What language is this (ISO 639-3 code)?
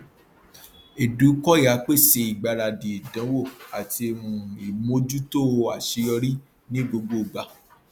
yor